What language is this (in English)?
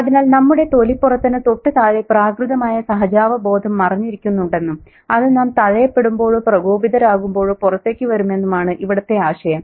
Malayalam